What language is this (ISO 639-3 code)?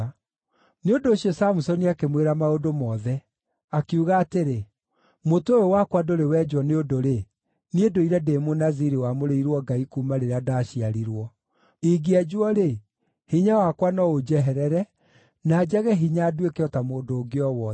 kik